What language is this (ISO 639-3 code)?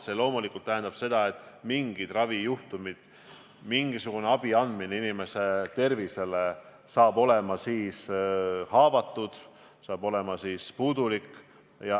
est